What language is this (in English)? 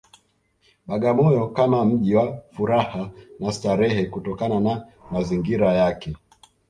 Swahili